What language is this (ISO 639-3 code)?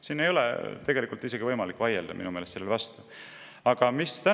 est